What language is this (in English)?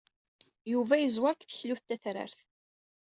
Kabyle